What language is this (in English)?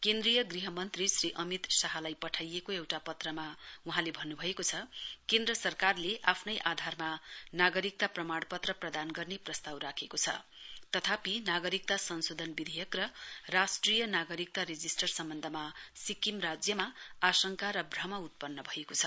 Nepali